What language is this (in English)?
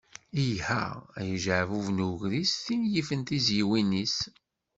Kabyle